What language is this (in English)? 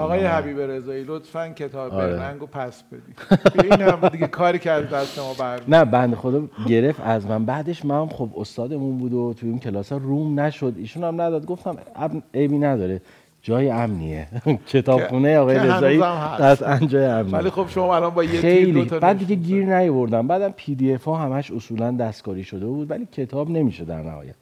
Persian